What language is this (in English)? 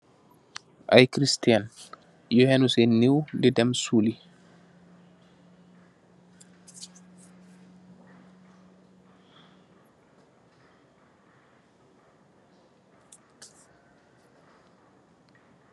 Wolof